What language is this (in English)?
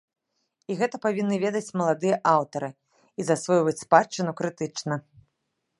Belarusian